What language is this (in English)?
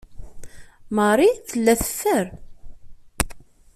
Kabyle